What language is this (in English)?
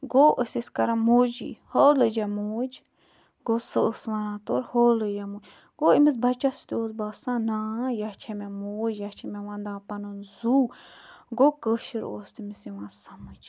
Kashmiri